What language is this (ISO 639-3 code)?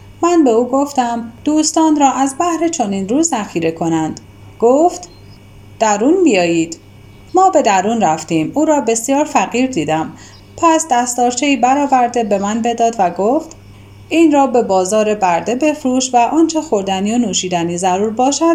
fas